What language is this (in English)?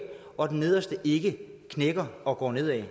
Danish